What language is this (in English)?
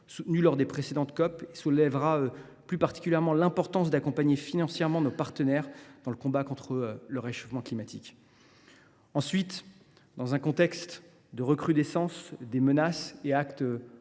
French